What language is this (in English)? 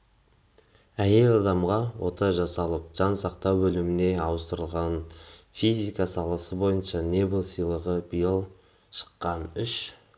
Kazakh